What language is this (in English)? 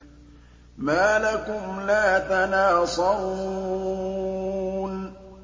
Arabic